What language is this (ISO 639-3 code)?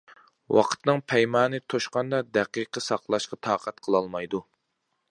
uig